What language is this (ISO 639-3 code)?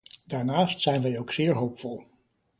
nld